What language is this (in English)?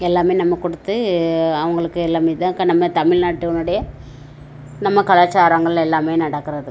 Tamil